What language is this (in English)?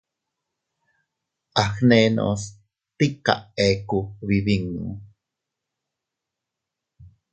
Teutila Cuicatec